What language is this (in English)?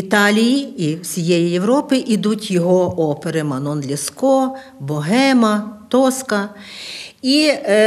Ukrainian